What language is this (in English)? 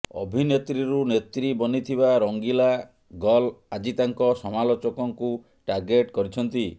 Odia